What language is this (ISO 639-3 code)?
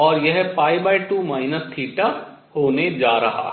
hin